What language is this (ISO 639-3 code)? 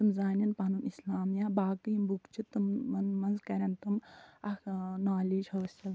kas